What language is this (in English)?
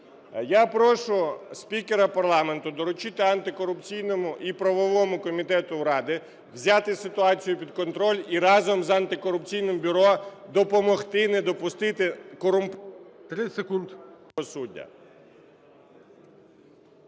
Ukrainian